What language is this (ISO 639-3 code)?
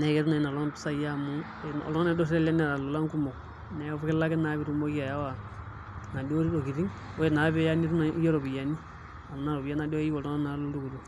mas